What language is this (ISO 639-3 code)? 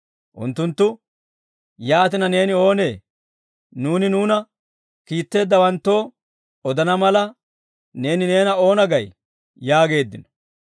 dwr